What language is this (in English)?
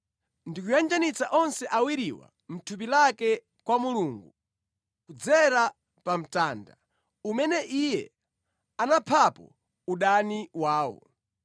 Nyanja